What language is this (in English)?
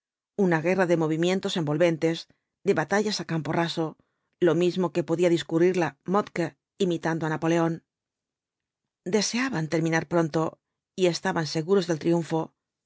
Spanish